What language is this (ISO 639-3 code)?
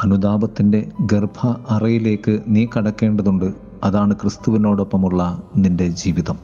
mal